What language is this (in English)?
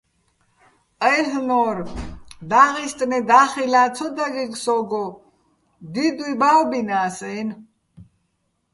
Bats